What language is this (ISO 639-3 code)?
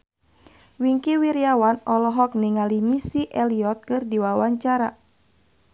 sun